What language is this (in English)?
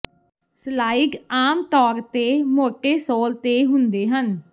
Punjabi